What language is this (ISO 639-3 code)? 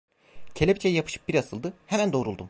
tur